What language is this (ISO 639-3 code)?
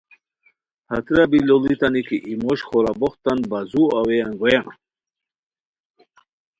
khw